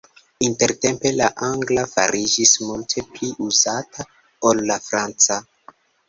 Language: Esperanto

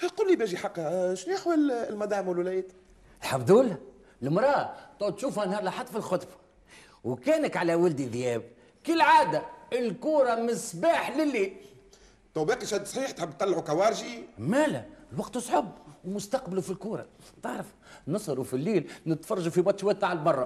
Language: Arabic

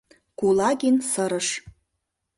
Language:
Mari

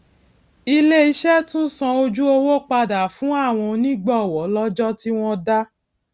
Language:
Yoruba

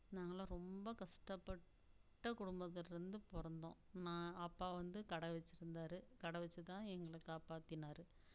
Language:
Tamil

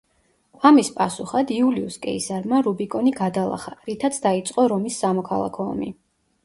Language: Georgian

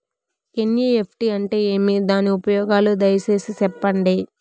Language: Telugu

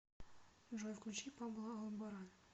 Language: Russian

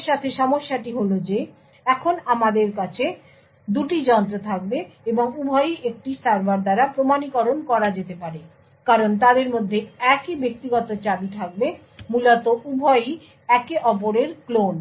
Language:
Bangla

